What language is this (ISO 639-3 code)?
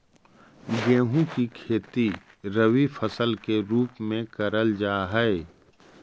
mag